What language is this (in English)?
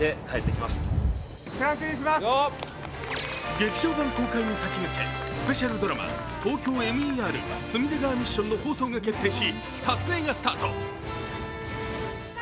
Japanese